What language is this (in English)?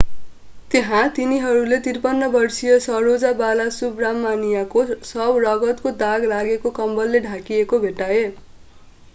Nepali